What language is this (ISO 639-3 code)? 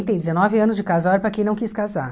por